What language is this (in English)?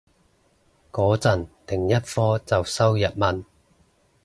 Cantonese